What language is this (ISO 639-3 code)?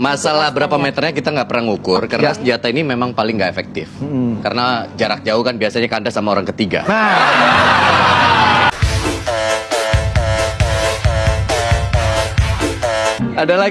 ind